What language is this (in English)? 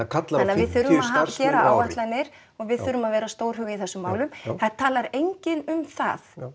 Icelandic